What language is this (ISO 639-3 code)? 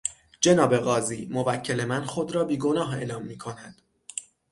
fas